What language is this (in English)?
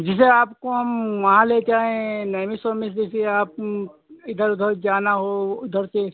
Hindi